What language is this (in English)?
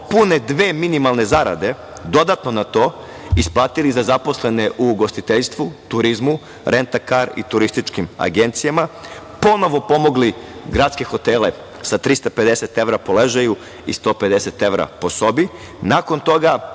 Serbian